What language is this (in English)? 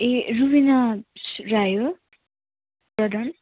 Nepali